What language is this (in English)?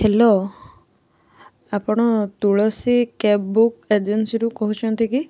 Odia